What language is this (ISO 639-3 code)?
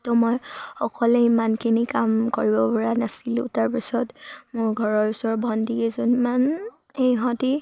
asm